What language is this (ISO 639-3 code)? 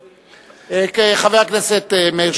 heb